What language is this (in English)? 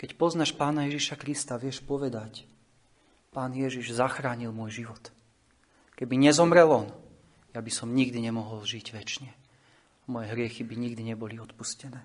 Slovak